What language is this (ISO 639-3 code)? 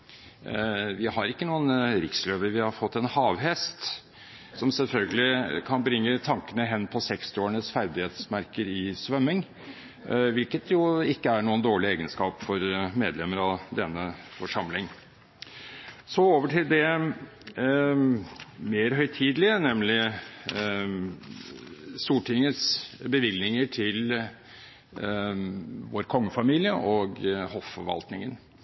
nob